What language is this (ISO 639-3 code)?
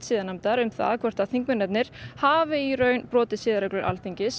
isl